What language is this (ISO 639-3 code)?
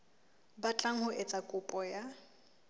sot